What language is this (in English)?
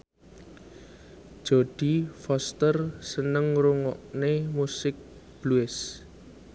Javanese